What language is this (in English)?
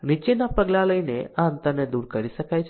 Gujarati